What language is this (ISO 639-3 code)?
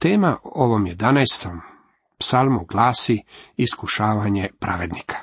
hrv